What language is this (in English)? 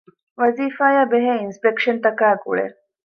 Divehi